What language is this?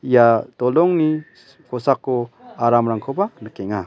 Garo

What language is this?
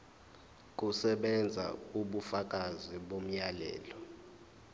Zulu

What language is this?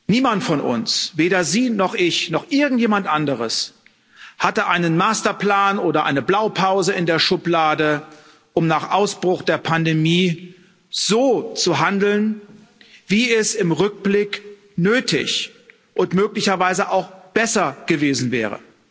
German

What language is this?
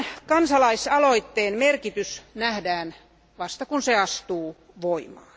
Finnish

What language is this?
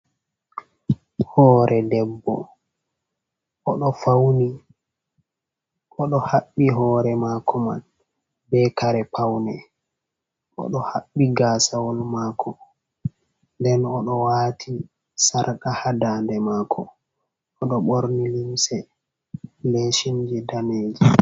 Fula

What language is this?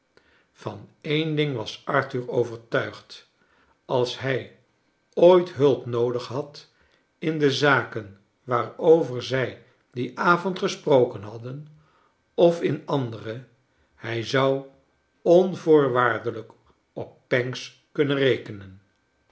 Dutch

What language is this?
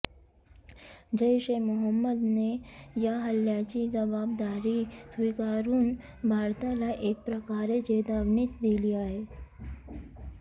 Marathi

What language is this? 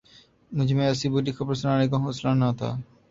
Urdu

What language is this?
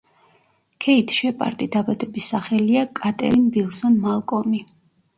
Georgian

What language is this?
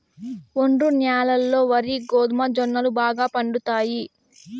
Telugu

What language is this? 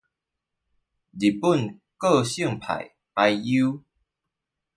Chinese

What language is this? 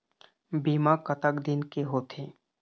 Chhattisgarhi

